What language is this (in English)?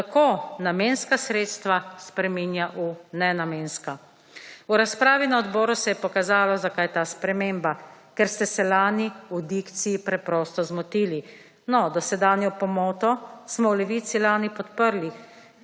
Slovenian